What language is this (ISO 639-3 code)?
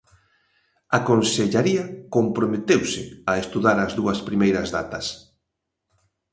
glg